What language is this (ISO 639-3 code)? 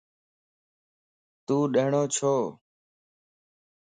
lss